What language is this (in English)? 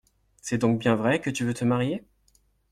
French